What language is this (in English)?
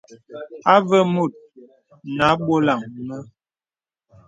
Bebele